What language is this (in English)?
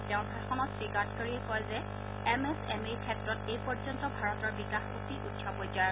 Assamese